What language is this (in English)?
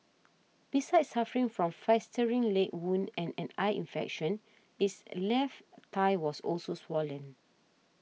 English